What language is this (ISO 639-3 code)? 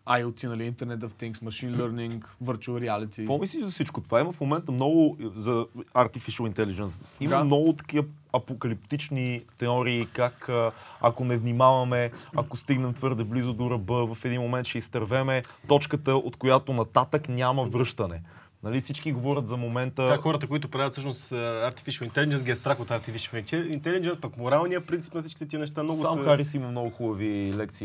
bul